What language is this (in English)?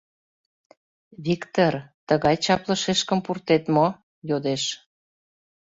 Mari